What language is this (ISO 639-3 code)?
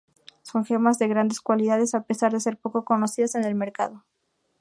spa